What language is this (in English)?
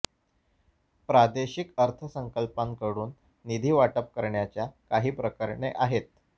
Marathi